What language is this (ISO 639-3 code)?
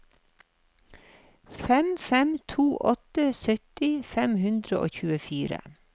nor